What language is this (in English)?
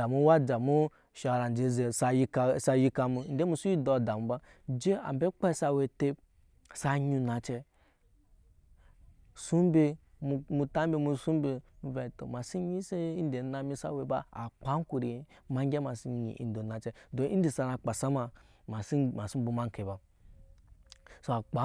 Nyankpa